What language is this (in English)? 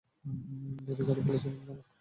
Bangla